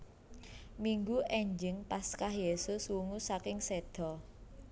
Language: Javanese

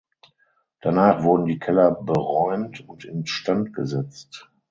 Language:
German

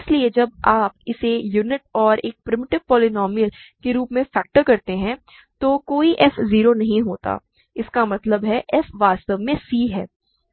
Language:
Hindi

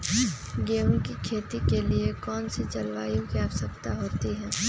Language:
Magahi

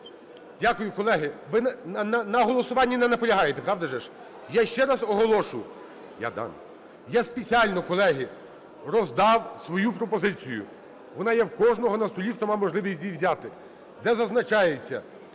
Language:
Ukrainian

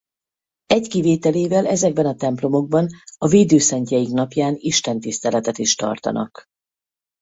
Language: Hungarian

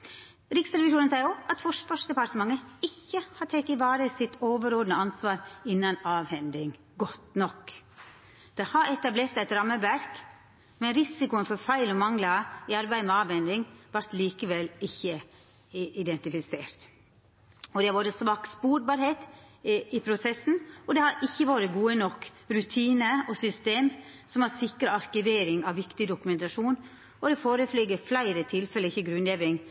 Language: Norwegian Nynorsk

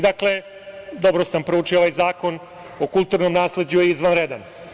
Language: Serbian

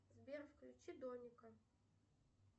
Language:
Russian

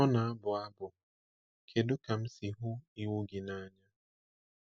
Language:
Igbo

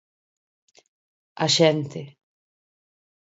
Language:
Galician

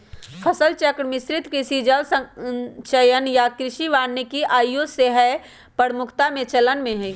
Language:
Magahi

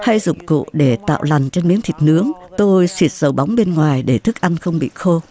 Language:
Vietnamese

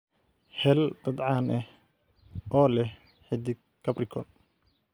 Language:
Somali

